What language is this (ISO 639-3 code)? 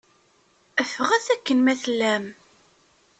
kab